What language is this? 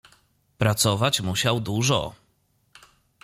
Polish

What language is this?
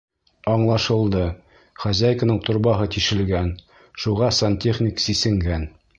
Bashkir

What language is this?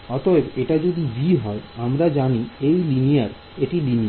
Bangla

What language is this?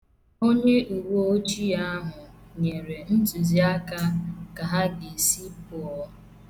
Igbo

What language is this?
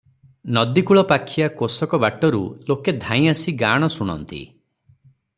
Odia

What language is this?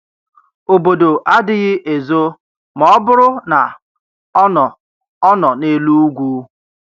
Igbo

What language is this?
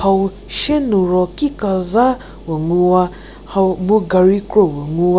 Angami Naga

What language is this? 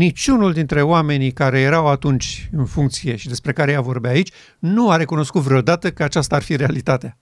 Romanian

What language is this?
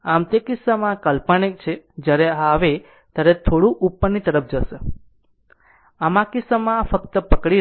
Gujarati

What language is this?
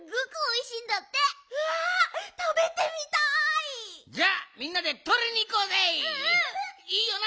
Japanese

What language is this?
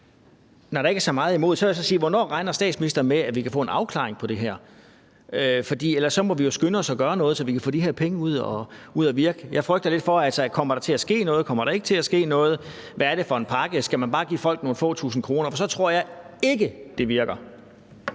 Danish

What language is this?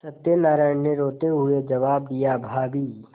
Hindi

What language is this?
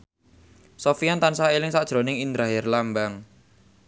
Javanese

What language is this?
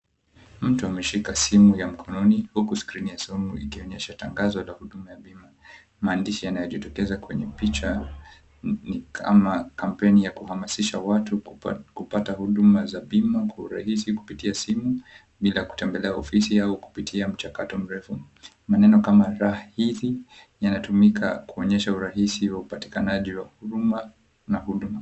Swahili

